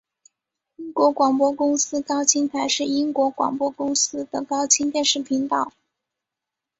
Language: Chinese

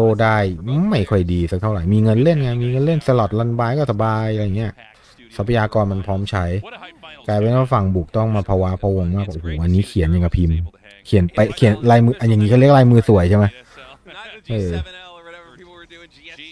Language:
Thai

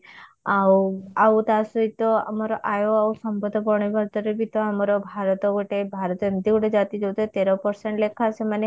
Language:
Odia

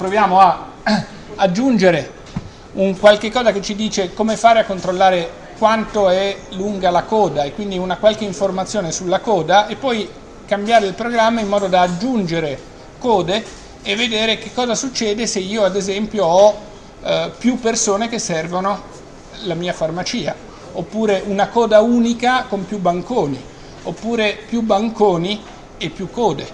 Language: Italian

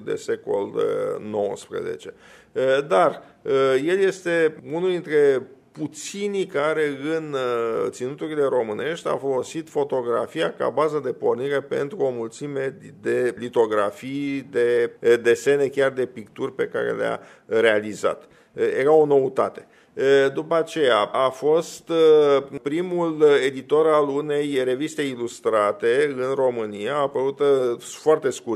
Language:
Romanian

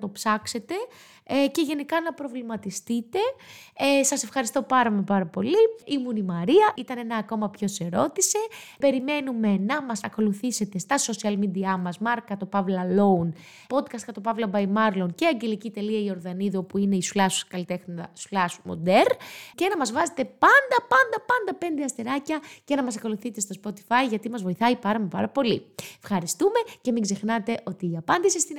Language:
Greek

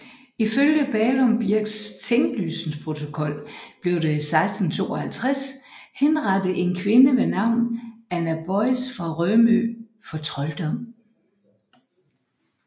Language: Danish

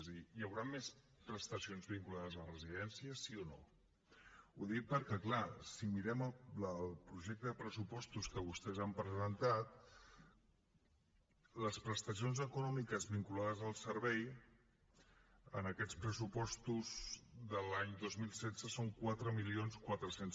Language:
Catalan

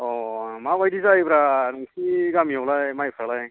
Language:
Bodo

